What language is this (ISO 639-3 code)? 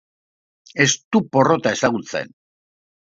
eus